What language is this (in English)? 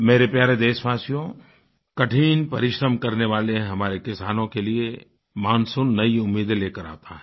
Hindi